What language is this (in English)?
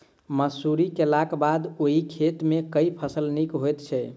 Maithili